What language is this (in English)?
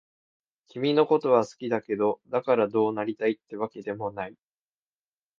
Japanese